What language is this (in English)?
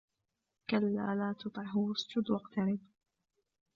Arabic